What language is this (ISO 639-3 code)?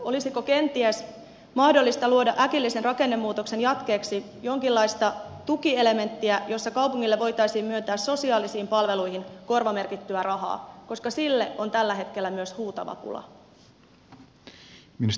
fin